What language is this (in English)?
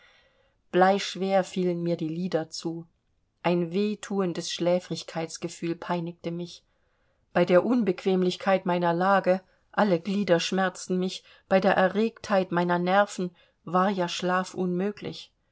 German